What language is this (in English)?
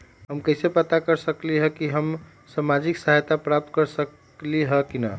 Magahi